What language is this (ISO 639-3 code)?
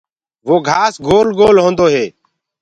ggg